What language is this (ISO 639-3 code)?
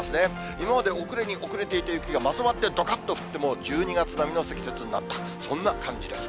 jpn